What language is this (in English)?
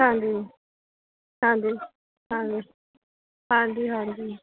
Punjabi